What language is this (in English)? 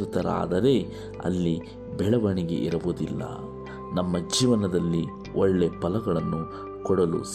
Kannada